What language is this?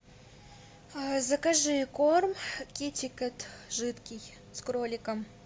Russian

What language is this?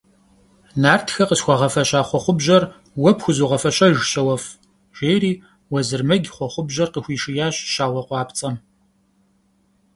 Kabardian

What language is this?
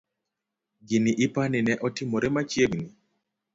Luo (Kenya and Tanzania)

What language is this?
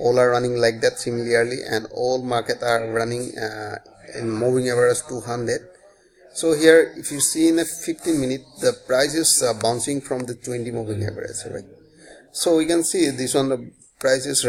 English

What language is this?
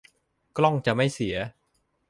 Thai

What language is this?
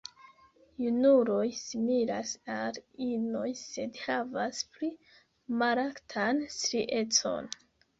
Esperanto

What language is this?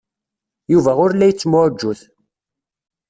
Kabyle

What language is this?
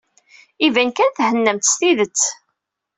Kabyle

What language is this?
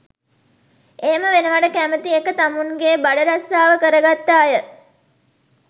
Sinhala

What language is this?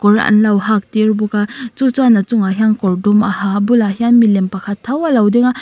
Mizo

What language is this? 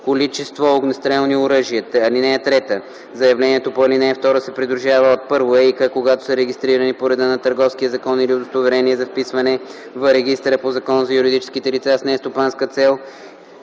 Bulgarian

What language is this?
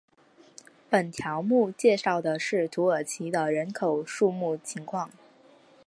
Chinese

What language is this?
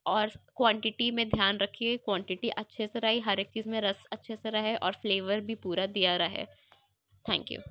Urdu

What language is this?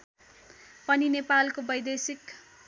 Nepali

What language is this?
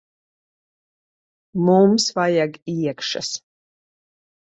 Latvian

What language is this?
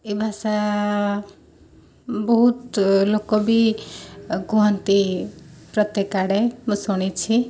Odia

